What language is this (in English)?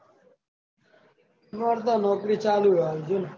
Gujarati